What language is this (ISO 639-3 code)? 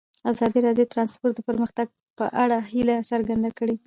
pus